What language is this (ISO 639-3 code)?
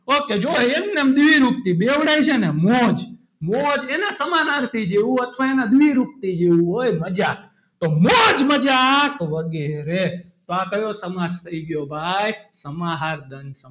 guj